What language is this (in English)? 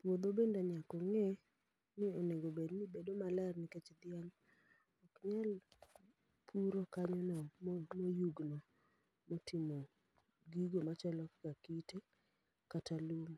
Luo (Kenya and Tanzania)